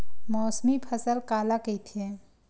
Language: Chhattisgarhi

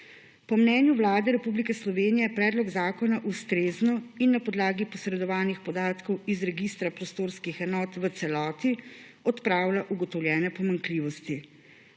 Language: Slovenian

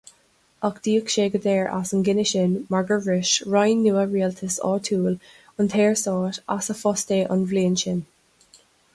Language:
Irish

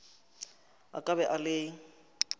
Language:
Northern Sotho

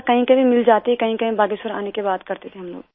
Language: Hindi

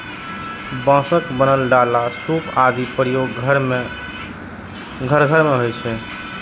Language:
Maithili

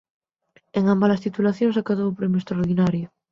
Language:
Galician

